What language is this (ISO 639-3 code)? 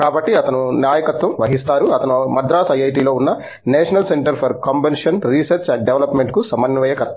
tel